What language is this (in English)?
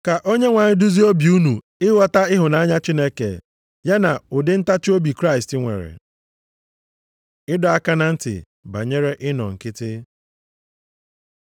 Igbo